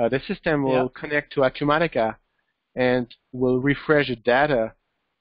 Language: English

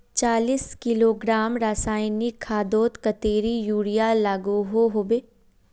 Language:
Magahi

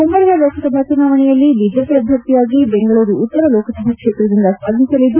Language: Kannada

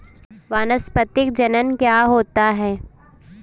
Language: Hindi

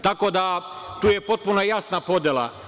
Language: Serbian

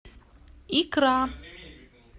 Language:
Russian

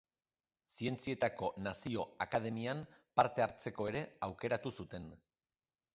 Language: Basque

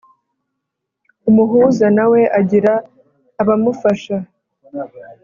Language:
Kinyarwanda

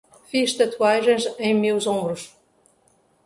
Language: Portuguese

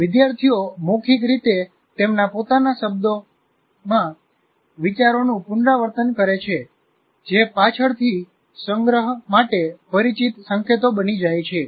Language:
Gujarati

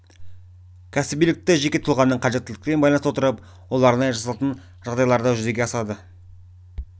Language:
Kazakh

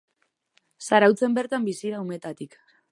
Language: Basque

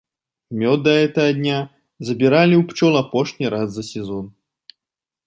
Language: Belarusian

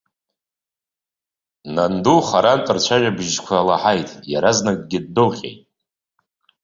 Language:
Abkhazian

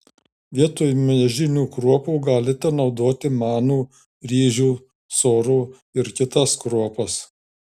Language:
Lithuanian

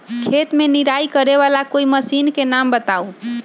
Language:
Magahi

